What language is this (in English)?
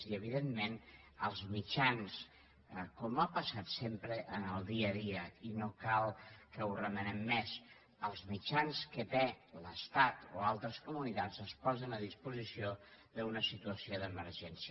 Catalan